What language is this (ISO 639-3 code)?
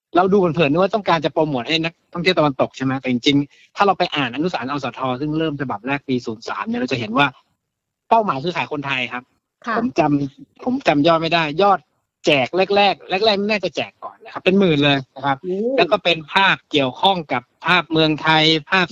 tha